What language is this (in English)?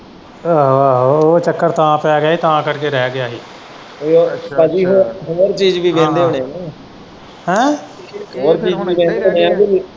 Punjabi